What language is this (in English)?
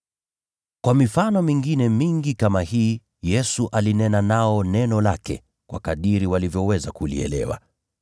Swahili